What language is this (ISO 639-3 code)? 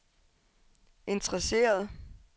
dan